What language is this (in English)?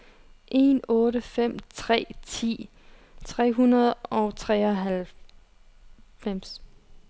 Danish